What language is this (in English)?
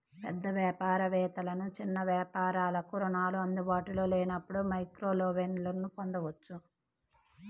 Telugu